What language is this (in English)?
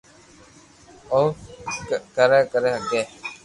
Loarki